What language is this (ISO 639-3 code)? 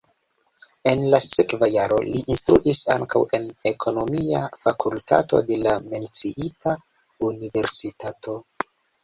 epo